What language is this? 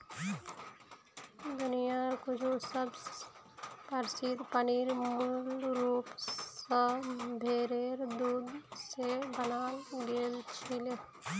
Magahi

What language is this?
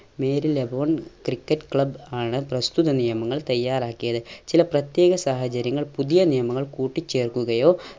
Malayalam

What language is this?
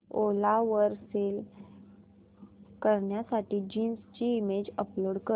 Marathi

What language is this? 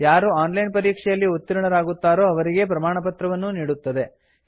Kannada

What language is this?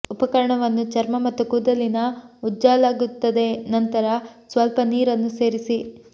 Kannada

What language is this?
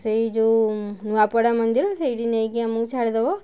Odia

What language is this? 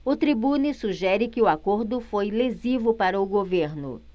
Portuguese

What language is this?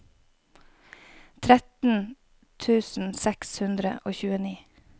Norwegian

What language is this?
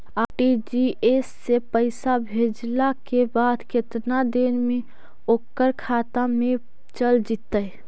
Magahi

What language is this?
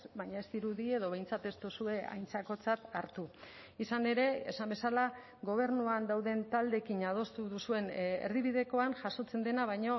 Basque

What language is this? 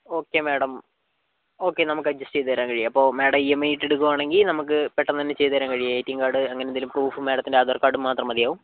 Malayalam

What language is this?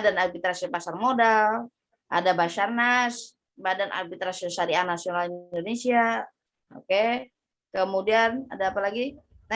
Indonesian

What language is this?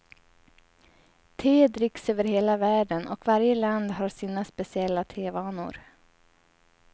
Swedish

